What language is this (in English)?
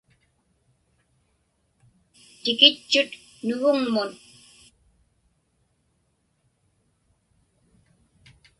Inupiaq